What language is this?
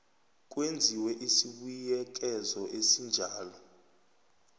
South Ndebele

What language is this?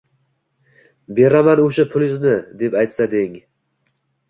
Uzbek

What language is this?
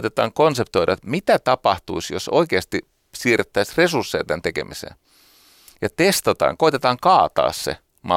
Finnish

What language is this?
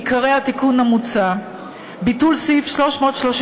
Hebrew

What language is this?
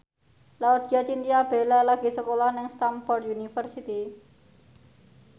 Javanese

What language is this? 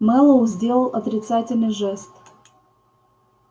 Russian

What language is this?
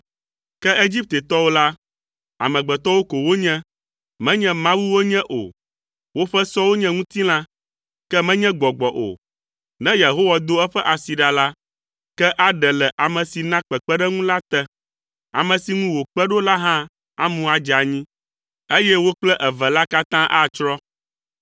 Ewe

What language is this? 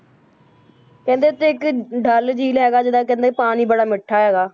Punjabi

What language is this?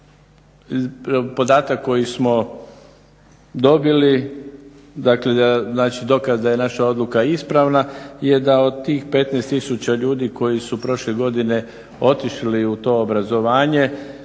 Croatian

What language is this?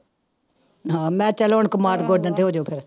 Punjabi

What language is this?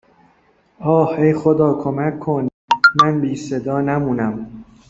Persian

